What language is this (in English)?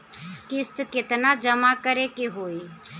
Bhojpuri